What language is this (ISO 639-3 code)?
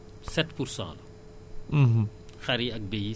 wol